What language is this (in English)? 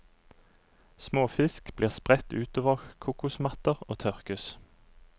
Norwegian